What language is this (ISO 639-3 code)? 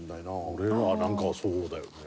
jpn